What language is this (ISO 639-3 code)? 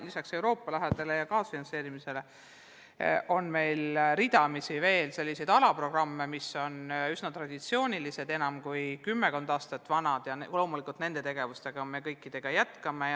est